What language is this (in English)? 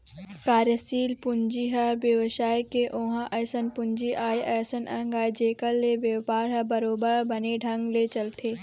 Chhattisgarhi